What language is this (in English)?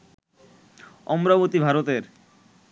Bangla